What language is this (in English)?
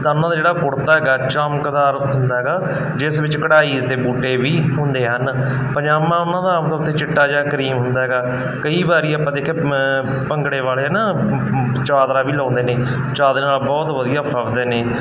Punjabi